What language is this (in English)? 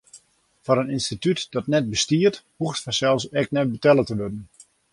Western Frisian